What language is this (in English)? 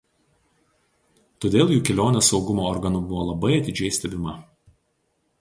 Lithuanian